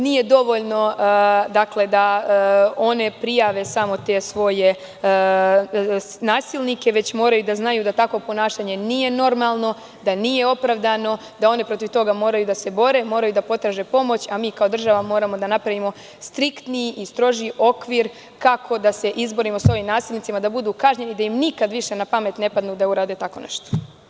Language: Serbian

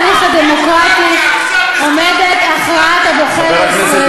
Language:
Hebrew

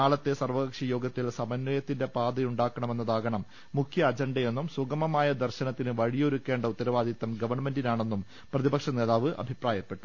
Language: Malayalam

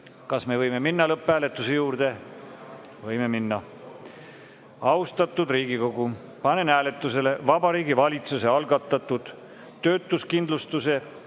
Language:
Estonian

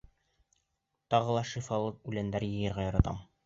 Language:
Bashkir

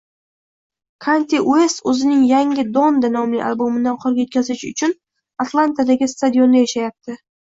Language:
Uzbek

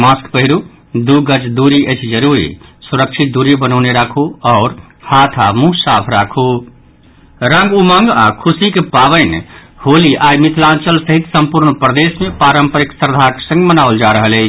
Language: Maithili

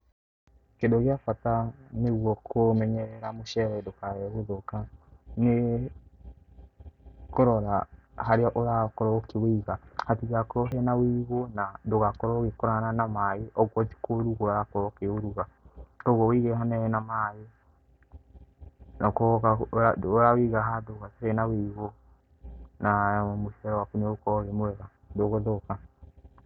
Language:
Kikuyu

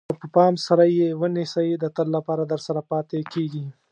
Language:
Pashto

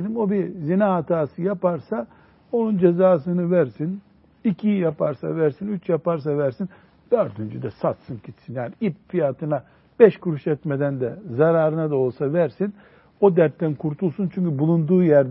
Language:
Turkish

